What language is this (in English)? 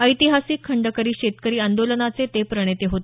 Marathi